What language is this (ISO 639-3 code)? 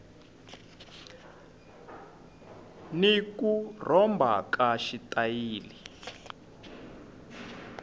tso